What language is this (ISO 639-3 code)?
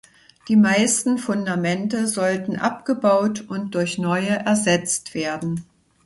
deu